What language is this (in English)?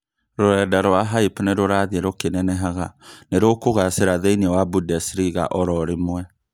Kikuyu